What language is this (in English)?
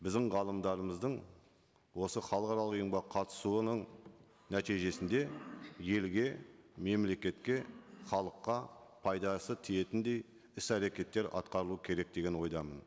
Kazakh